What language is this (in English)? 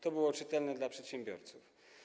Polish